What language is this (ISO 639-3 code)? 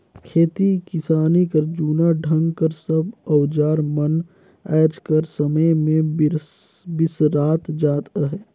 hne